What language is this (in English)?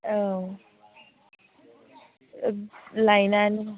Bodo